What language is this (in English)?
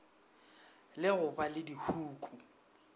Northern Sotho